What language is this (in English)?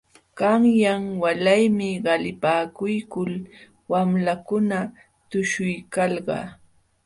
Jauja Wanca Quechua